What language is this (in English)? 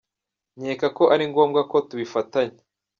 Kinyarwanda